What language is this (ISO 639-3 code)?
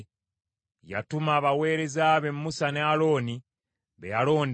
lug